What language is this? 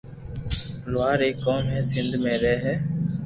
Loarki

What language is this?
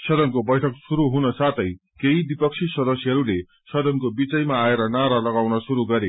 Nepali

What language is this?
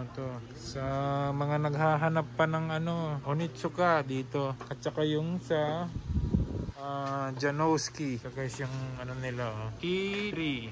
Filipino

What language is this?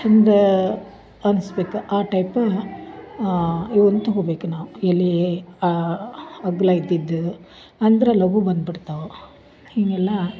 Kannada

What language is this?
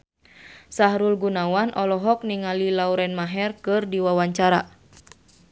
Sundanese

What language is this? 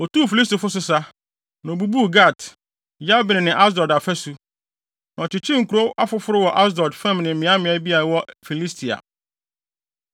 Akan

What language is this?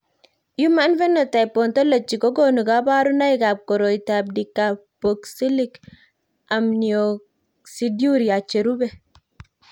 Kalenjin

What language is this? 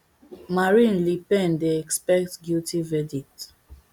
Nigerian Pidgin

